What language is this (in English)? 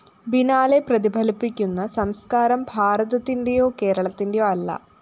Malayalam